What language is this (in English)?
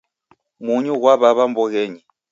Taita